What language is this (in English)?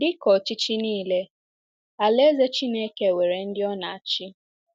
Igbo